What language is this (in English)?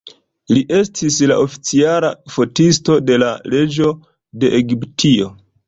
Esperanto